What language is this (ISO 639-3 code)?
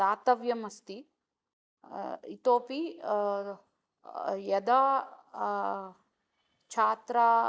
san